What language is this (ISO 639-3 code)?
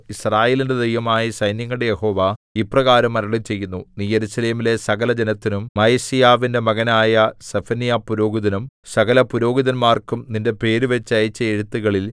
mal